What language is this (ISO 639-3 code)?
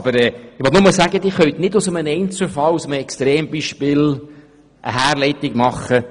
gsw